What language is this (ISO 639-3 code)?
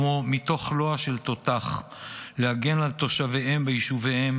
heb